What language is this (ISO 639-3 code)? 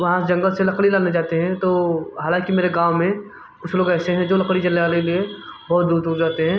hin